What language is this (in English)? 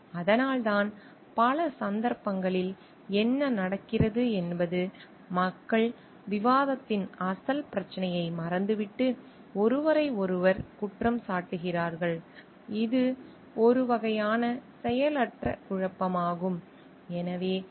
Tamil